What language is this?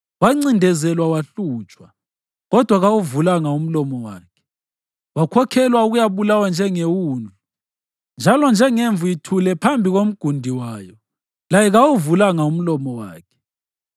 North Ndebele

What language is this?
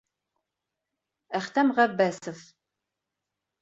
Bashkir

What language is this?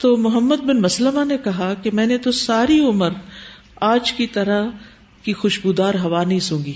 Urdu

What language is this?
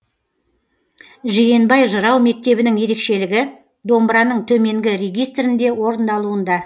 Kazakh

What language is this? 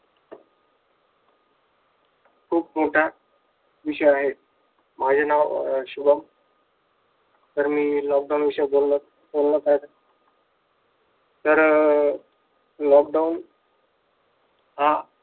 Marathi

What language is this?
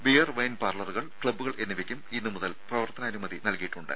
Malayalam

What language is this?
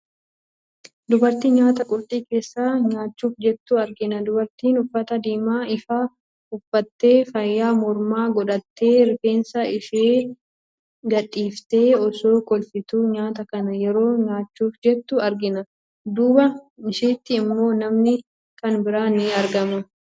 Oromo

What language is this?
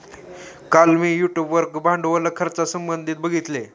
Marathi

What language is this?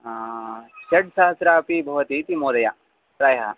Sanskrit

